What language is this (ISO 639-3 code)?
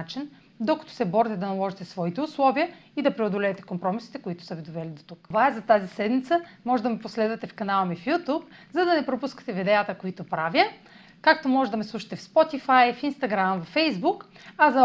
bul